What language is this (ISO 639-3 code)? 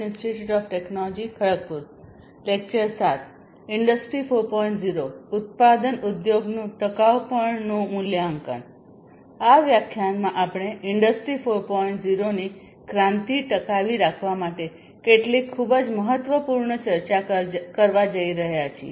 guj